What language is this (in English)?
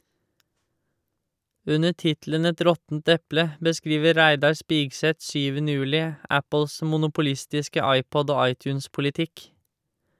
Norwegian